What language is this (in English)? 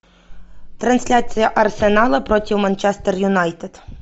Russian